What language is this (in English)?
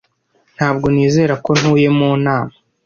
Kinyarwanda